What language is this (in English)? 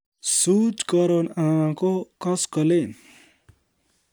Kalenjin